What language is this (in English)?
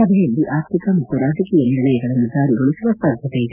Kannada